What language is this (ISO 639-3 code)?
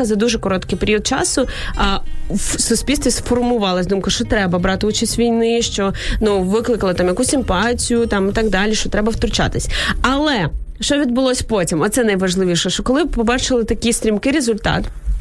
ukr